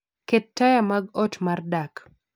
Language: Luo (Kenya and Tanzania)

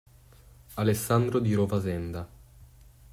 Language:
Italian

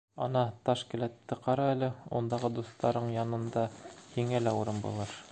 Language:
Bashkir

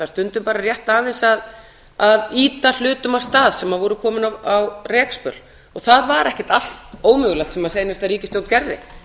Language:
Icelandic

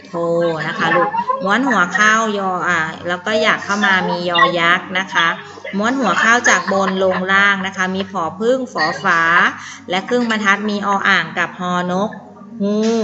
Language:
Thai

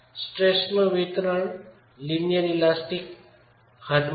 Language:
Gujarati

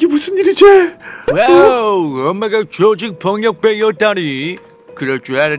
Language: Korean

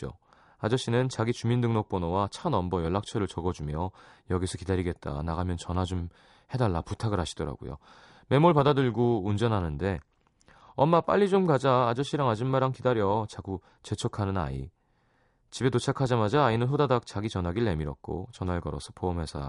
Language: Korean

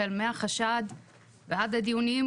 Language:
Hebrew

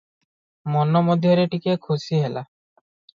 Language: Odia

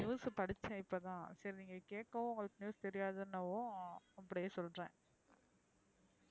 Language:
Tamil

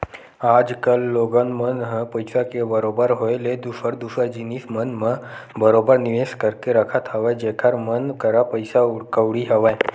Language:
Chhattisgarhi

